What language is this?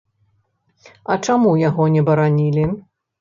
Belarusian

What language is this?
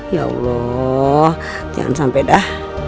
Indonesian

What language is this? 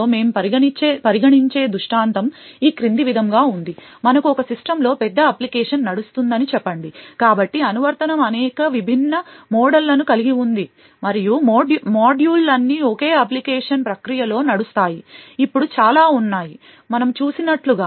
Telugu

